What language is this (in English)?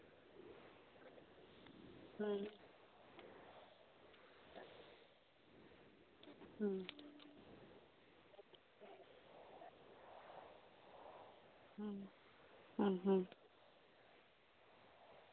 Santali